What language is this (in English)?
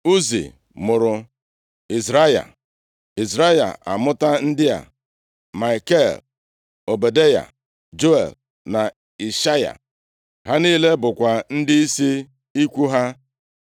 Igbo